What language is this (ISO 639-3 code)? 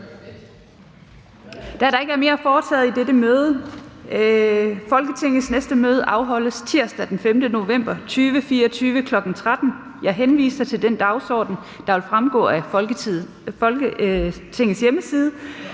dan